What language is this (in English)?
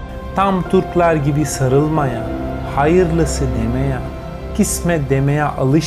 Turkish